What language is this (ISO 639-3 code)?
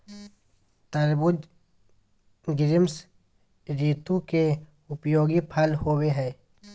mag